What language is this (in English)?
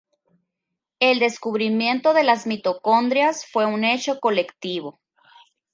Spanish